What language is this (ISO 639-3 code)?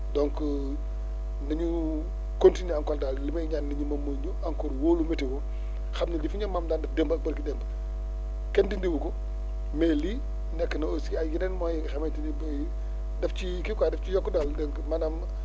wol